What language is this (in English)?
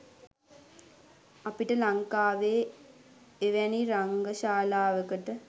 Sinhala